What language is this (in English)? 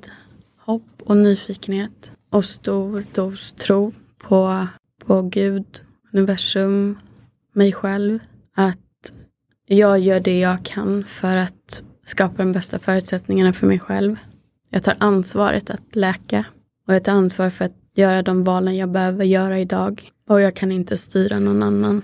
Swedish